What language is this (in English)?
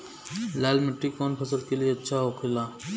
Bhojpuri